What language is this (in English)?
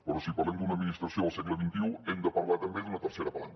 Catalan